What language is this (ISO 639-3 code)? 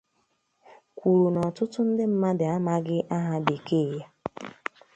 ibo